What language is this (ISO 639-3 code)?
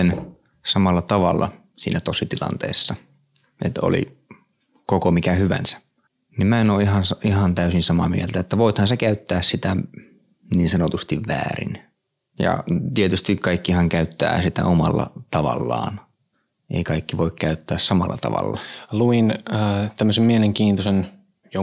fin